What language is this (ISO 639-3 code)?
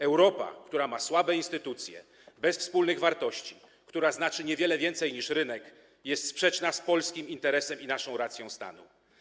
pol